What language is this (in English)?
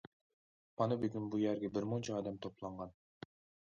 Uyghur